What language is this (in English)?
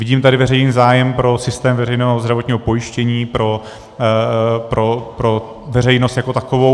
Czech